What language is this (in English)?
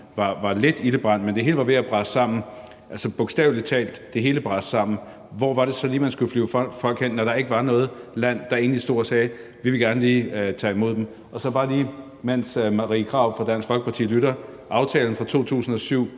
Danish